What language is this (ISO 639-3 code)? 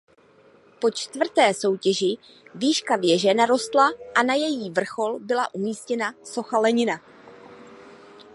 ces